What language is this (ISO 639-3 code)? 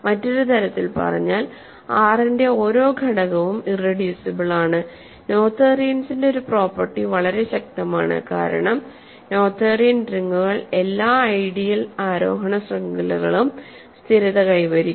mal